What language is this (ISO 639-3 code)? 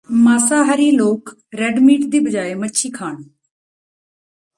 pan